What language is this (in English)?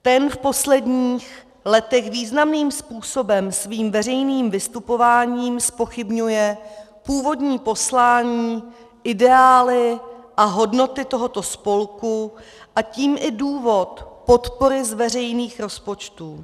Czech